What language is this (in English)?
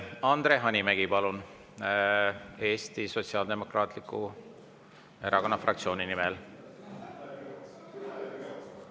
Estonian